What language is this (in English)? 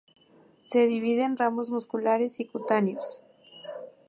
Spanish